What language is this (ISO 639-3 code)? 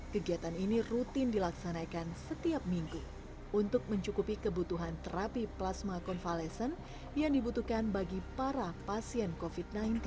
ind